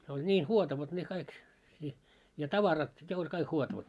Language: Finnish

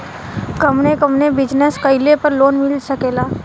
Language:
Bhojpuri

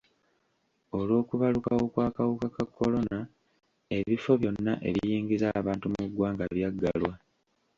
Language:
Ganda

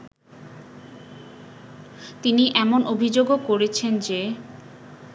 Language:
Bangla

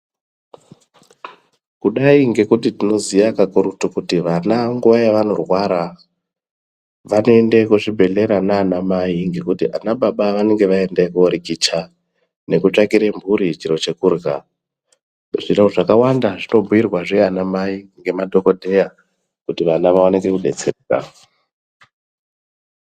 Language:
Ndau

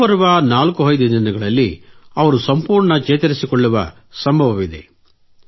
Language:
Kannada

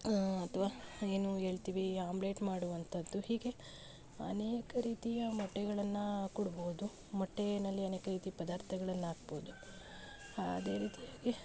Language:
Kannada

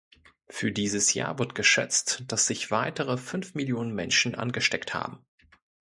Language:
German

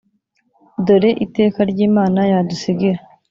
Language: Kinyarwanda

